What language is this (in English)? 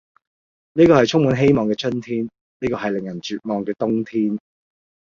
Cantonese